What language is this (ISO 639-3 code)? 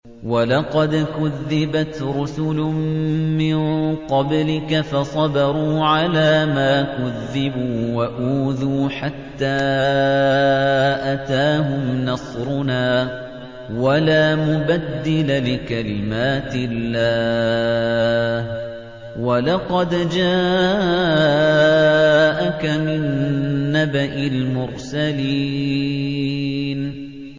ara